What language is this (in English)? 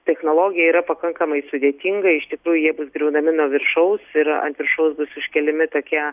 Lithuanian